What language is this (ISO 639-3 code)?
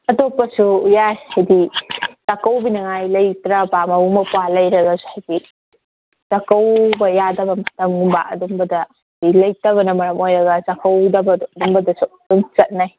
mni